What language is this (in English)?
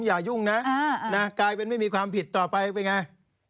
Thai